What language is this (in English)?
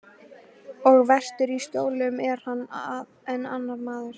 Icelandic